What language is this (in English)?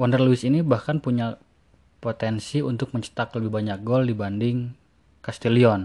Indonesian